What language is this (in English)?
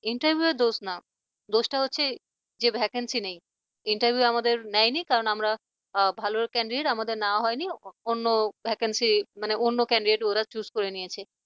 Bangla